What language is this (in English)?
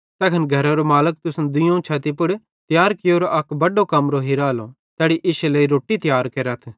Bhadrawahi